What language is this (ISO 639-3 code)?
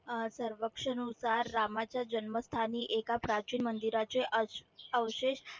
mar